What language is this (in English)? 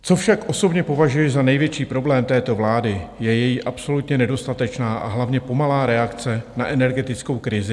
Czech